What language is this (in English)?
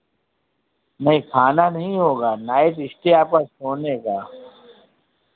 Hindi